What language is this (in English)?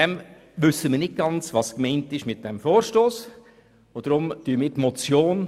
Swiss German